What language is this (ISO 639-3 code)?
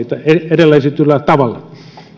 fin